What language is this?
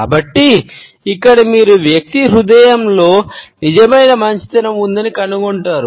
Telugu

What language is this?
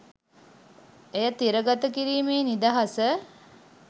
Sinhala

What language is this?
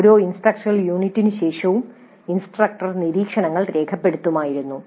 Malayalam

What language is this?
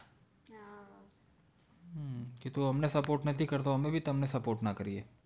Gujarati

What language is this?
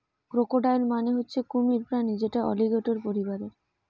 Bangla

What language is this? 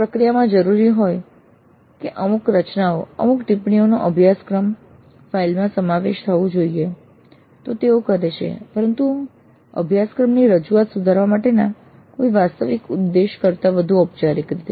Gujarati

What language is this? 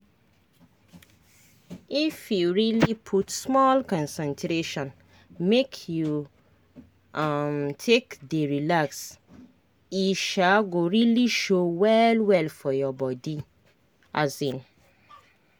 Nigerian Pidgin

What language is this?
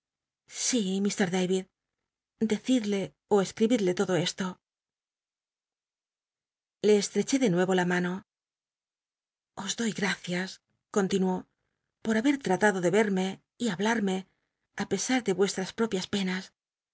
Spanish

